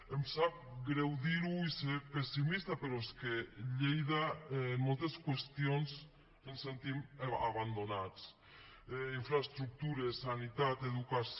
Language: Catalan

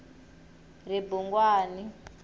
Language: Tsonga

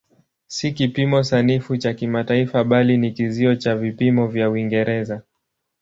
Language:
Swahili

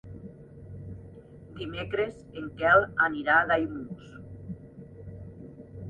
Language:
Catalan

